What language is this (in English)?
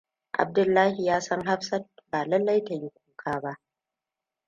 Hausa